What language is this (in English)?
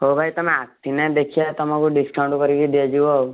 Odia